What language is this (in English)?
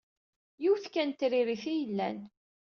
Kabyle